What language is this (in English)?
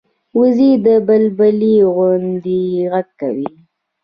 Pashto